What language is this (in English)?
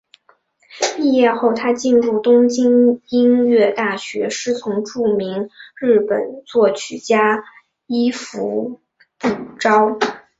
Chinese